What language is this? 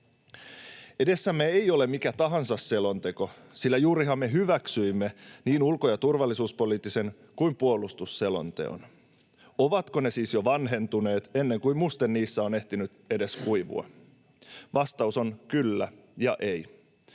Finnish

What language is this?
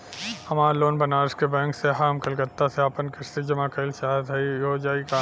Bhojpuri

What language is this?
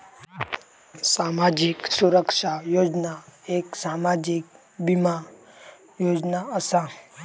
Marathi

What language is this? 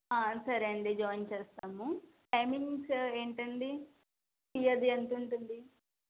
Telugu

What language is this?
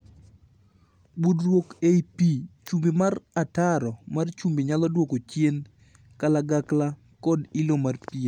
Luo (Kenya and Tanzania)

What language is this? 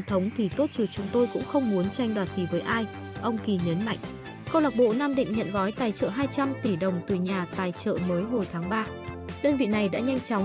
Vietnamese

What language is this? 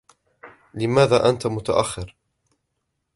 Arabic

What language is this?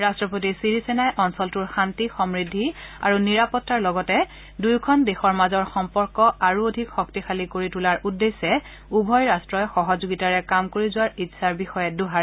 Assamese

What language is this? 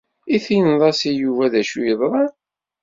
Kabyle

